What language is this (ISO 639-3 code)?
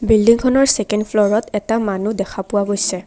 asm